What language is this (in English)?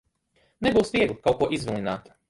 Latvian